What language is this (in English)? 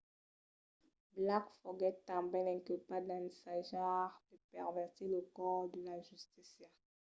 Occitan